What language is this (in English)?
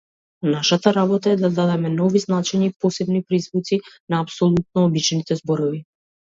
Macedonian